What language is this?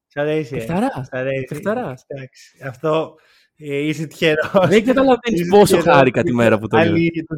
Greek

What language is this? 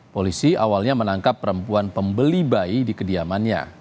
Indonesian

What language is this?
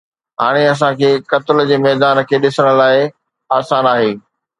Sindhi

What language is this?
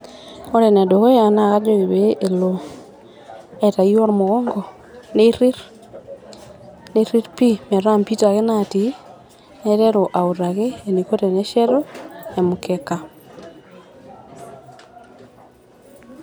Masai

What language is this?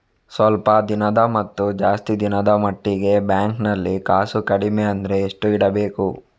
Kannada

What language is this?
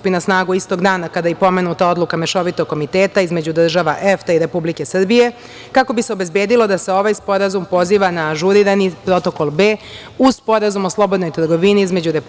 Serbian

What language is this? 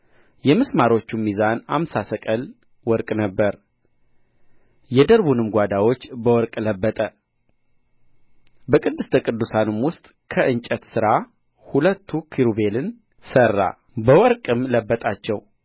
Amharic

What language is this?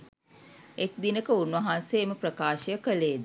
Sinhala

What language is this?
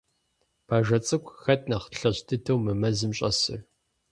Kabardian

